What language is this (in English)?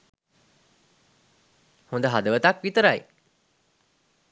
Sinhala